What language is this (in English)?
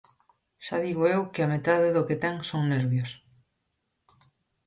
Galician